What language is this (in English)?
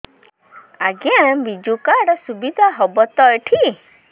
Odia